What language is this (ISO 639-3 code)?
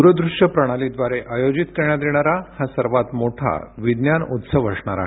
mar